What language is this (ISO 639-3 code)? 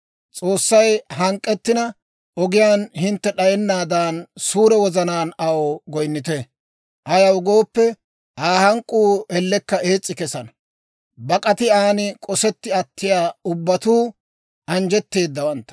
dwr